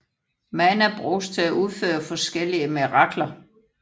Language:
Danish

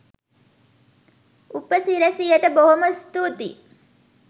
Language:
Sinhala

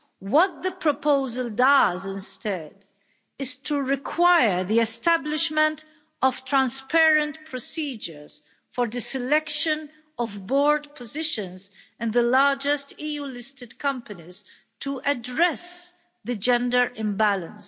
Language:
English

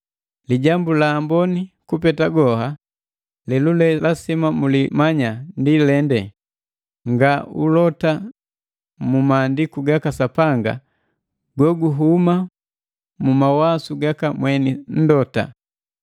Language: Matengo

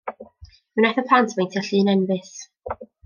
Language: Welsh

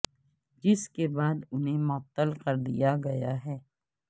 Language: Urdu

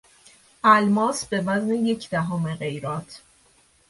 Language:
Persian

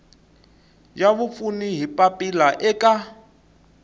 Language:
Tsonga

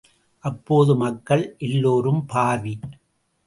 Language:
Tamil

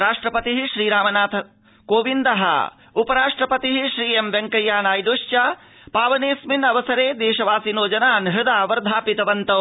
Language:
Sanskrit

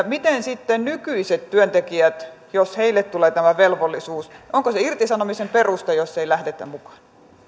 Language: Finnish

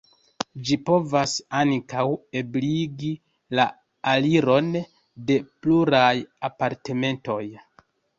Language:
Esperanto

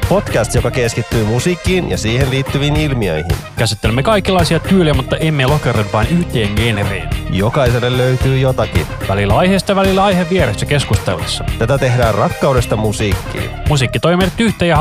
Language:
Finnish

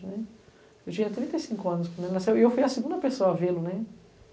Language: Portuguese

